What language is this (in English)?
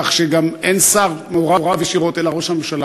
Hebrew